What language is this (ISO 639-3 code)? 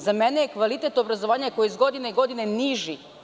srp